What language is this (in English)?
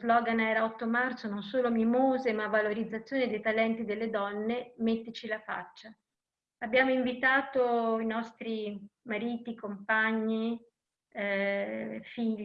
Italian